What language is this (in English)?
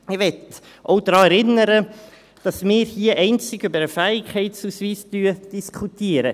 Swiss German